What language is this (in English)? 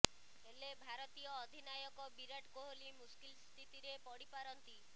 Odia